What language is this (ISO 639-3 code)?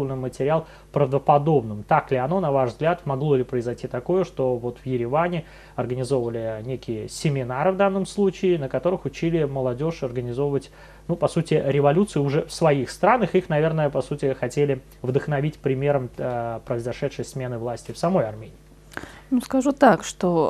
rus